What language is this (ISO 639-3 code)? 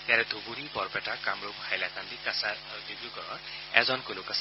asm